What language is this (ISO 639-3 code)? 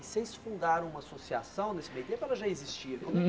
por